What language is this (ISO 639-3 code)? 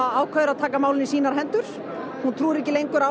isl